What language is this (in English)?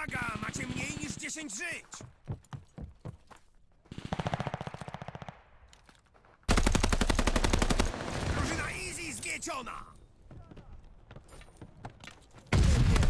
Polish